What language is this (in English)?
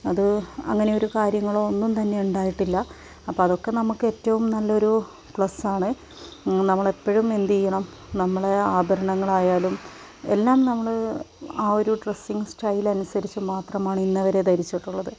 Malayalam